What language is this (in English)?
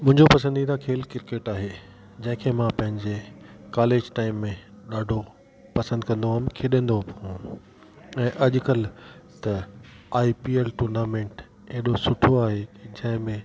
Sindhi